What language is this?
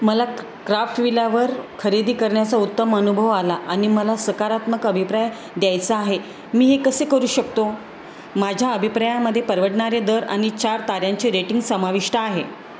Marathi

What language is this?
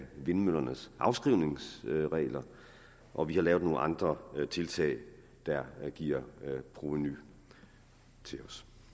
Danish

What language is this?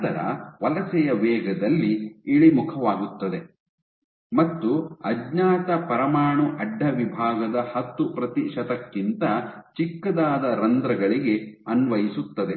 Kannada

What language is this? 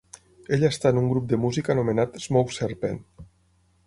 Catalan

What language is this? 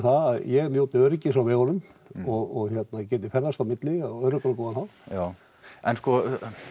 Icelandic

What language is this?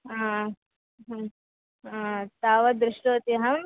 Sanskrit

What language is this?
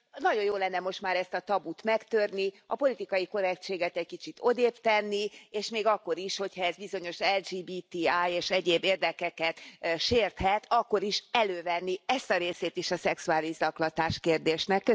Hungarian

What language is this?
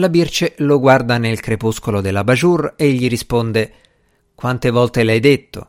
Italian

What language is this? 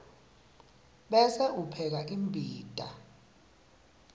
Swati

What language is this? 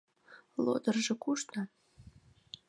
Mari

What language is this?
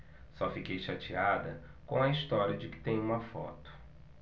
Portuguese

